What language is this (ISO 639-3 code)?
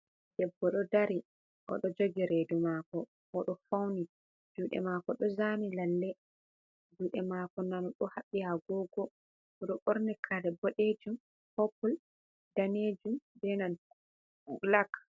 ful